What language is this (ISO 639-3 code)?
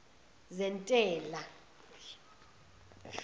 zul